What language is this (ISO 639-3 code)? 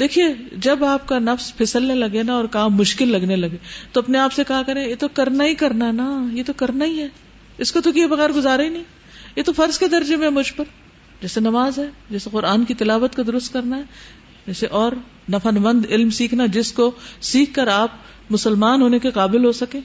urd